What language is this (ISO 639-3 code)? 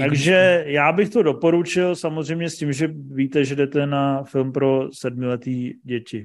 ces